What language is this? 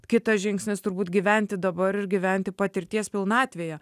Lithuanian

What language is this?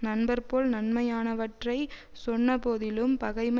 Tamil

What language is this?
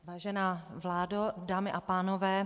Czech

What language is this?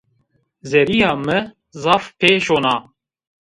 Zaza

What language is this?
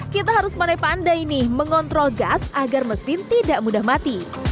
Indonesian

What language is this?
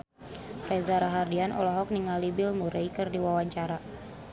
Sundanese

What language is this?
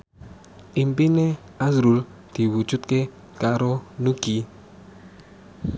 Javanese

